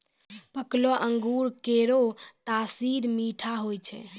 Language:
Maithili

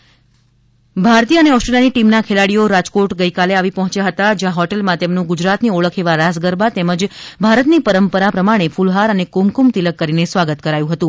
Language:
Gujarati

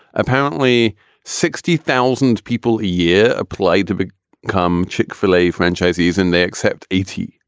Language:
English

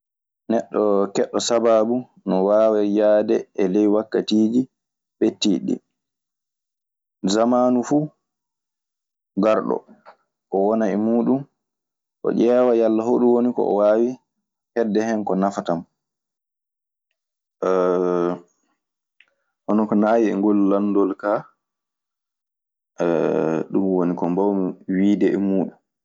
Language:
Maasina Fulfulde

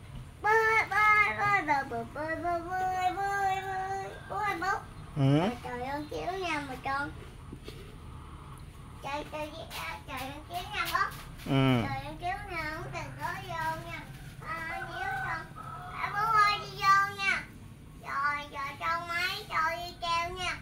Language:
Vietnamese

